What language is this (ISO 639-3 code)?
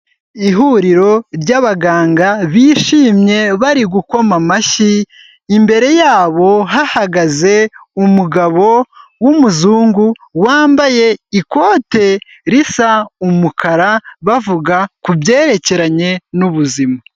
kin